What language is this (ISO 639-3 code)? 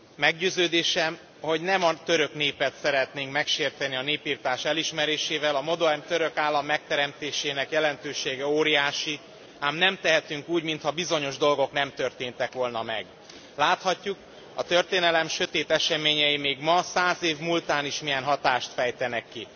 hun